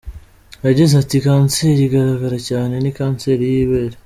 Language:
Kinyarwanda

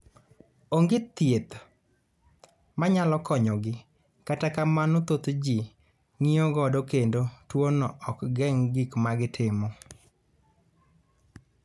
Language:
Luo (Kenya and Tanzania)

